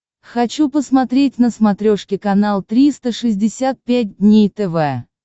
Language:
Russian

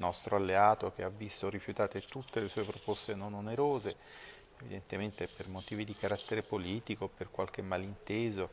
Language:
Italian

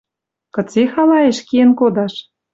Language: Western Mari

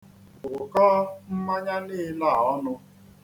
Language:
Igbo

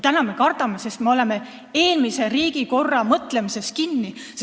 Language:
Estonian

